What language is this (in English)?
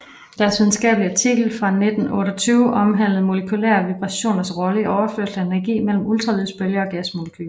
Danish